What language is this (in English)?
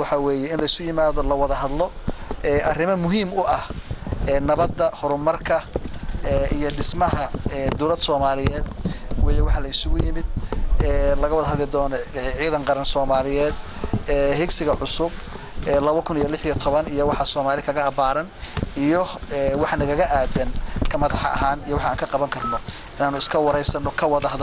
Arabic